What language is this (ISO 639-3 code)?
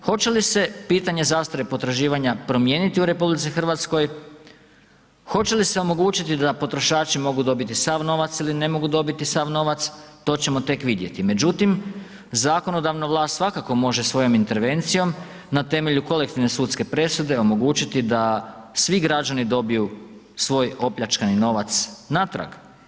hrv